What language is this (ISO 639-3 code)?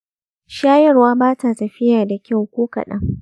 hau